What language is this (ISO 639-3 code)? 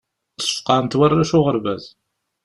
kab